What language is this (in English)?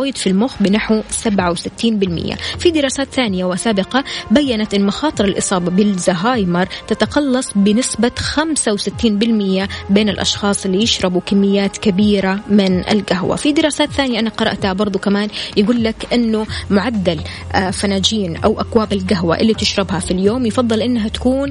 Arabic